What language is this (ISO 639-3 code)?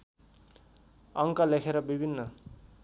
nep